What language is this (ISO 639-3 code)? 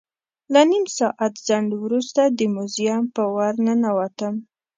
pus